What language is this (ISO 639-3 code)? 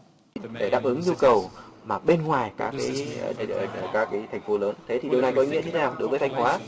vie